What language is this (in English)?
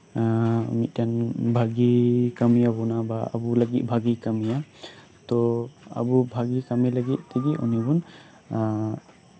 Santali